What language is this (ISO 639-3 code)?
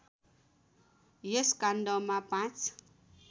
nep